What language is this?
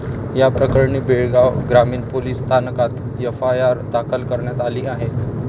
Marathi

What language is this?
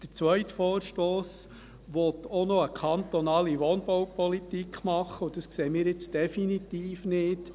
Swiss German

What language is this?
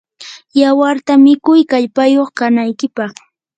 Yanahuanca Pasco Quechua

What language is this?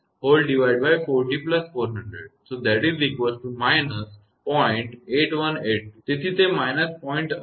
Gujarati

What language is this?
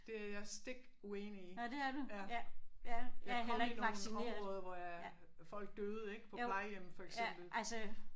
Danish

